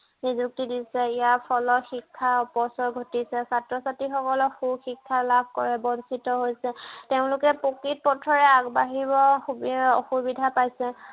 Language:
Assamese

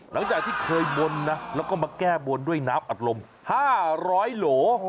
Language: Thai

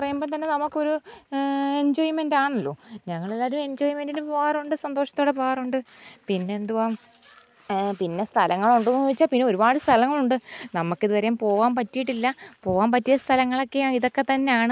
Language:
Malayalam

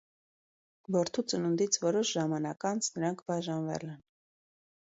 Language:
Armenian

